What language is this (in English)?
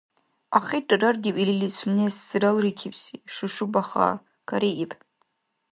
Dargwa